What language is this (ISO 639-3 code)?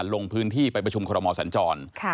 tha